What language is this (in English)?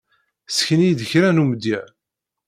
Kabyle